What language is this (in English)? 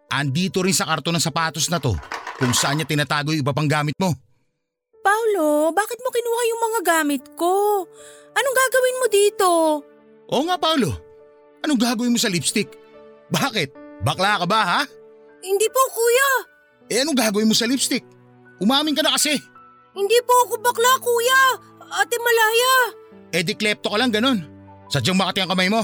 Filipino